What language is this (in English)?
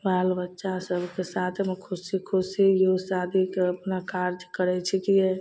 Maithili